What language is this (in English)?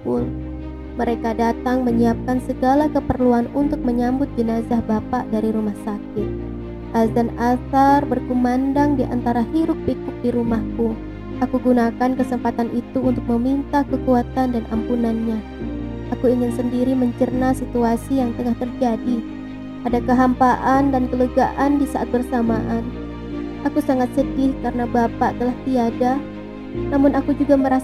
Indonesian